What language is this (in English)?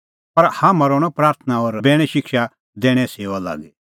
Kullu Pahari